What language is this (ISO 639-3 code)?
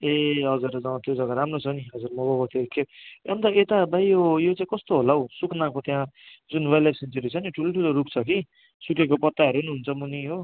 nep